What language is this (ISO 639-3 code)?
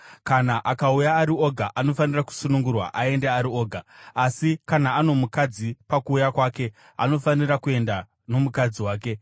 sna